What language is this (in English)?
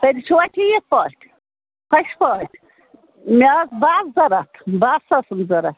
Kashmiri